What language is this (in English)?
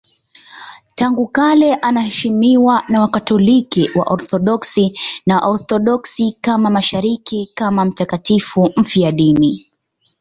Swahili